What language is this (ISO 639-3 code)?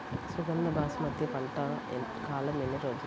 tel